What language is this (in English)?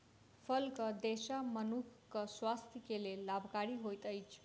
Maithili